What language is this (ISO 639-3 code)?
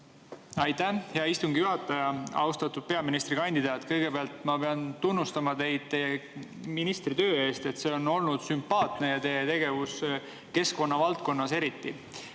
est